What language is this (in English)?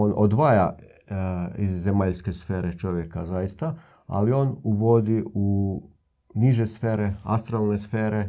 Croatian